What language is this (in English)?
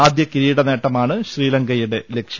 Malayalam